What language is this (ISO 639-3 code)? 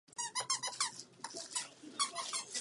ces